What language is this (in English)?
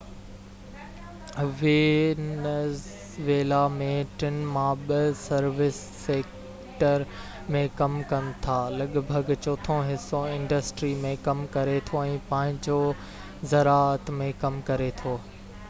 Sindhi